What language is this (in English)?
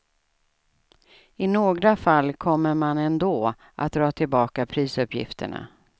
Swedish